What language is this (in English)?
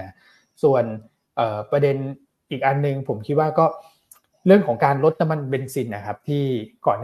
Thai